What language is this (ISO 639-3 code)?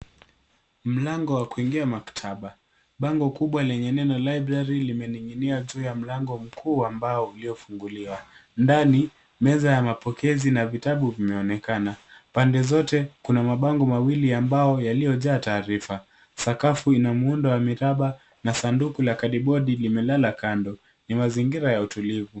swa